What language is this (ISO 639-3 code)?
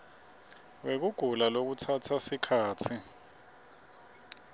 ssw